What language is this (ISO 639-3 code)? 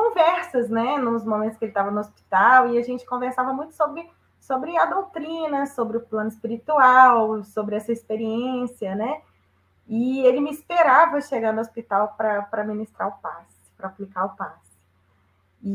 por